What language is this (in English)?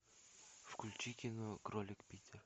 Russian